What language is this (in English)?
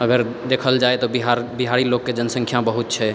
Maithili